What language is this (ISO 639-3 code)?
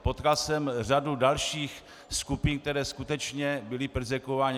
ces